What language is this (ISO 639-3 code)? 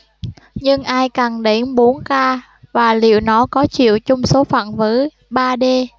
vie